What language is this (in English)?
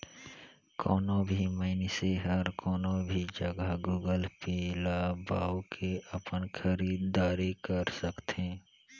Chhattisgarhi